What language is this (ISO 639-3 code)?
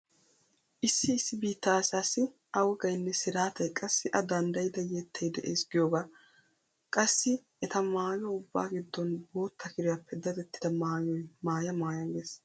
wal